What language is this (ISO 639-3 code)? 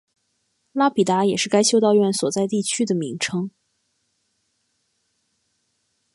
zho